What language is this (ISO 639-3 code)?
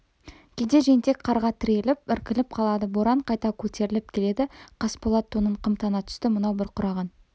kaz